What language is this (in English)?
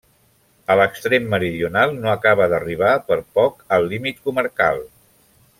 Catalan